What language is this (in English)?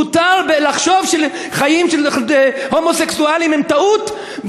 Hebrew